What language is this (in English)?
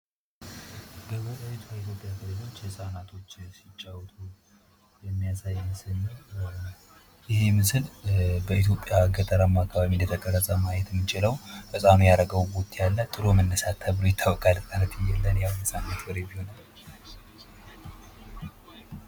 Amharic